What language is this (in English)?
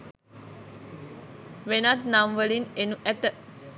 Sinhala